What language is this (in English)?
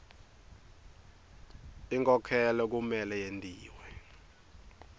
Swati